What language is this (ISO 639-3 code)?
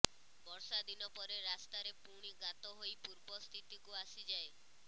ori